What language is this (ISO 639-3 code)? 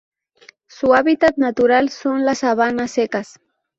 spa